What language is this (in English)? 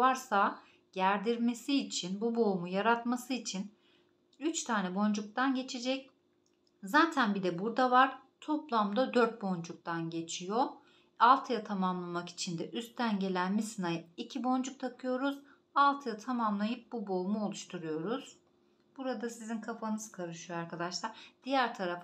Turkish